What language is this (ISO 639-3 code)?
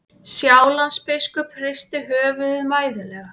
isl